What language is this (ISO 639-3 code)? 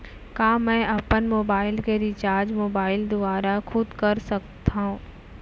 hne